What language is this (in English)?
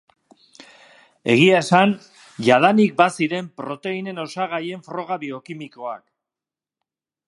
Basque